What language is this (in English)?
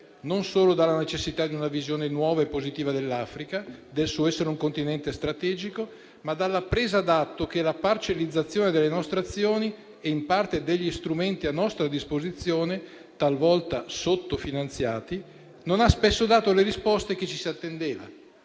Italian